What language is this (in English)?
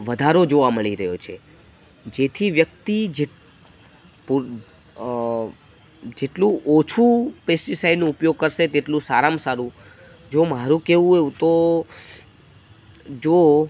Gujarati